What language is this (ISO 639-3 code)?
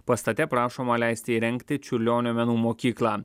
lit